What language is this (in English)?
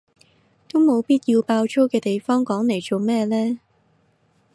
Cantonese